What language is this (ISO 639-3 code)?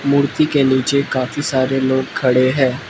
hin